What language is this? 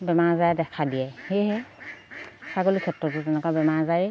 Assamese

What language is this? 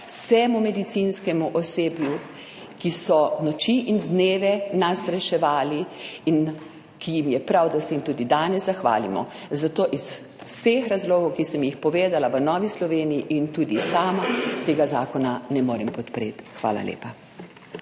Slovenian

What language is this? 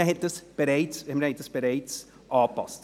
Swiss German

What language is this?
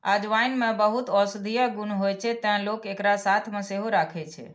Maithili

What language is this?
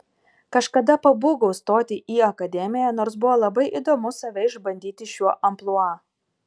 Lithuanian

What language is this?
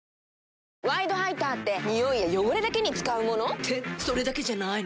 Japanese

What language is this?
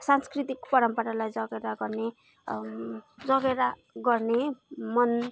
Nepali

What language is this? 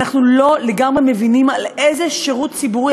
Hebrew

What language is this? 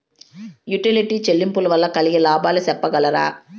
Telugu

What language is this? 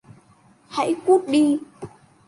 Vietnamese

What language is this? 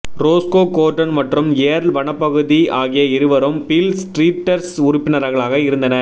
Tamil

